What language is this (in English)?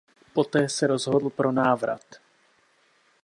Czech